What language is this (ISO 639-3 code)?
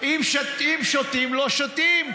heb